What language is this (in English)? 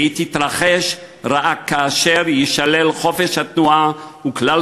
Hebrew